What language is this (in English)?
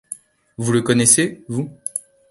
French